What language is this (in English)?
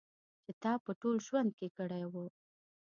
Pashto